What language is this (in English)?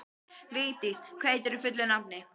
Icelandic